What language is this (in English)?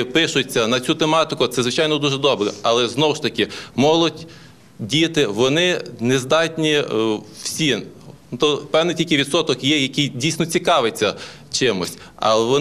Ukrainian